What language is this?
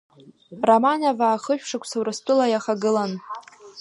Abkhazian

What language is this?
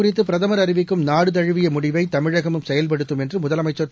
Tamil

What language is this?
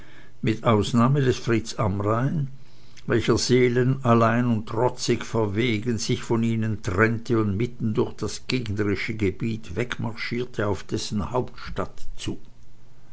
German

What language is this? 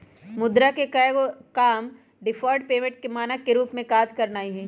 Magahi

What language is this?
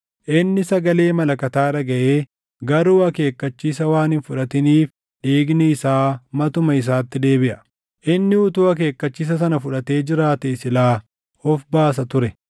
Oromo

